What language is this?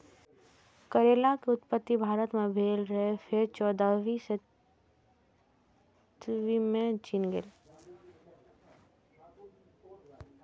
Maithili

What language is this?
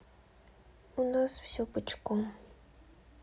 Russian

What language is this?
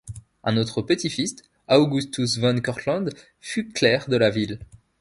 French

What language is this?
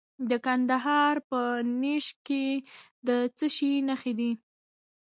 Pashto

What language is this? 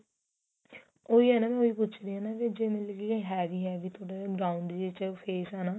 Punjabi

